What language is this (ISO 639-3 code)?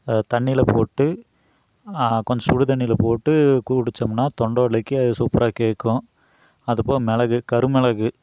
tam